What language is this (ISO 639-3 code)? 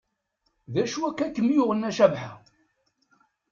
kab